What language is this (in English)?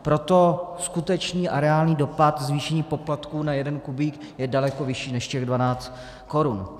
Czech